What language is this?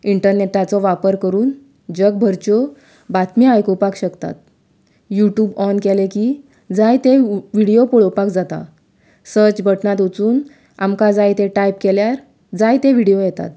Konkani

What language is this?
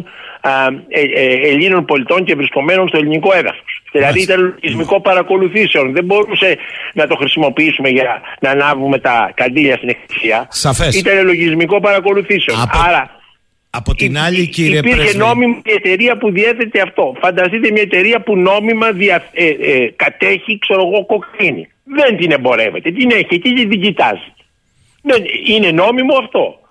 Greek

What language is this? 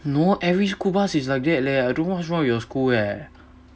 English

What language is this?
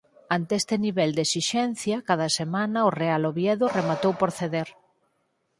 Galician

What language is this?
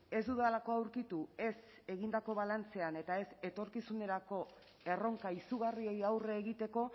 Basque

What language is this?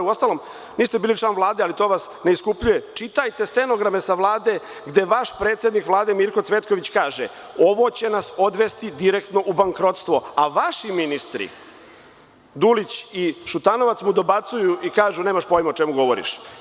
Serbian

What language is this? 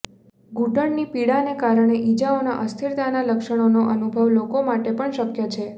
Gujarati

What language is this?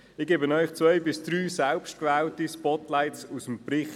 Swiss German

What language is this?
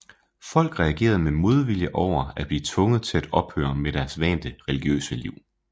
Danish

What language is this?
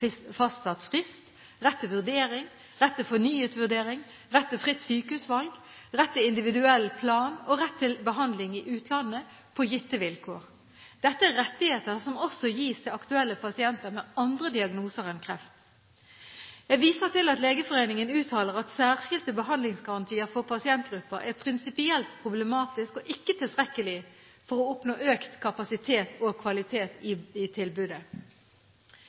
Norwegian Bokmål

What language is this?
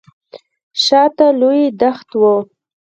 Pashto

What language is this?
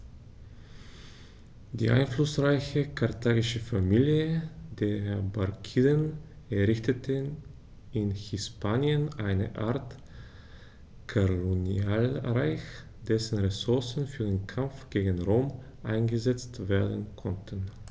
German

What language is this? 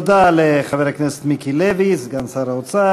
Hebrew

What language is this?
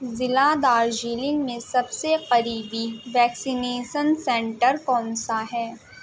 Urdu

